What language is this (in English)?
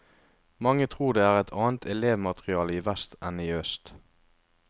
Norwegian